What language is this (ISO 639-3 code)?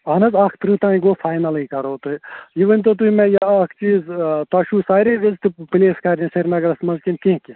kas